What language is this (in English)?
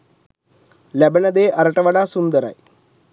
Sinhala